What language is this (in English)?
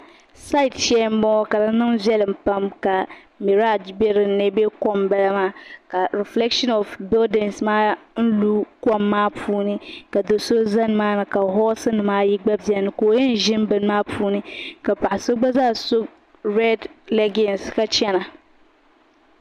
Dagbani